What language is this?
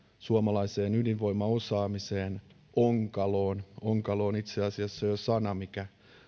Finnish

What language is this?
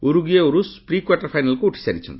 Odia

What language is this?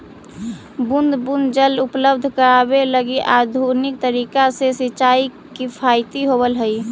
Magahi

